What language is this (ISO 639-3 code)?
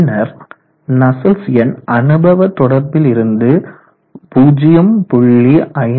tam